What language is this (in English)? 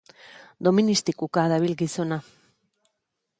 Basque